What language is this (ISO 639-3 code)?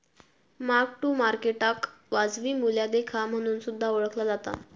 mar